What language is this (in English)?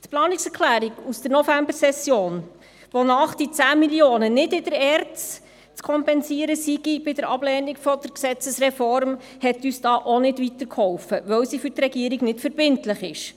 Swiss German